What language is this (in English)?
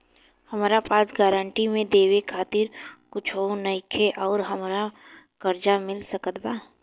Bhojpuri